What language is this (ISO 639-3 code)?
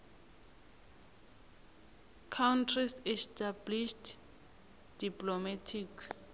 nbl